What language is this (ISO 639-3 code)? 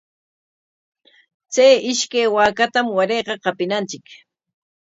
qwa